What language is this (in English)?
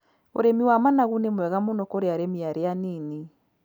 Kikuyu